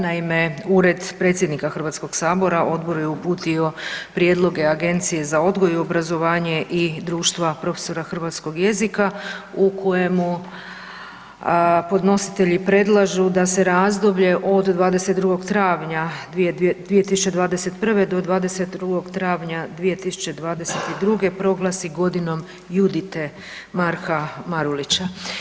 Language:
Croatian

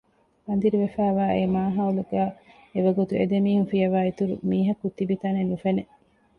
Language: Divehi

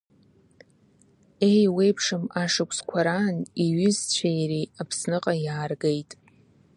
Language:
Abkhazian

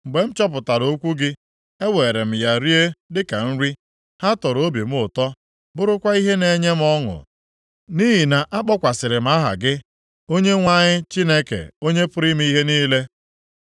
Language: Igbo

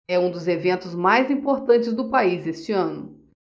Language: Portuguese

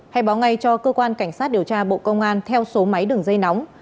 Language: Vietnamese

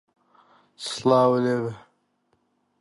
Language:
Central Kurdish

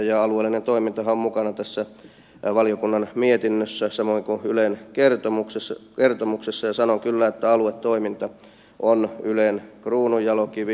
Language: Finnish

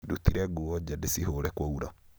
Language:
Kikuyu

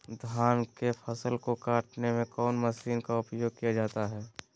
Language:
Magahi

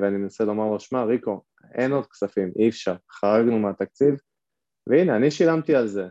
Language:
Hebrew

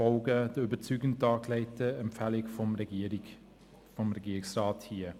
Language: Swiss German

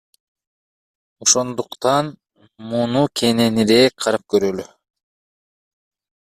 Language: Kyrgyz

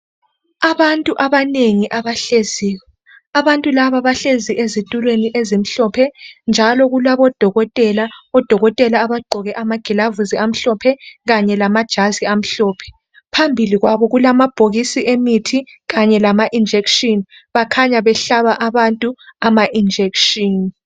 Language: North Ndebele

